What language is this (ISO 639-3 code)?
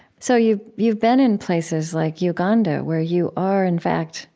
eng